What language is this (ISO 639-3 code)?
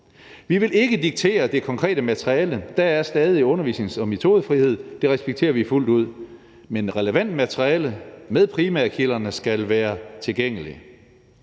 dan